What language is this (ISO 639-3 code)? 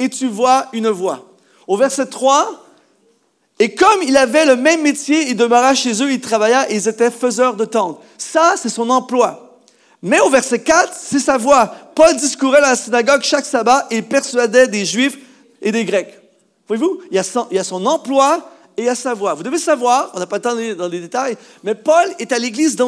fra